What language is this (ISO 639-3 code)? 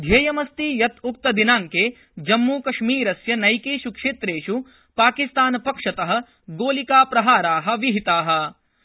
san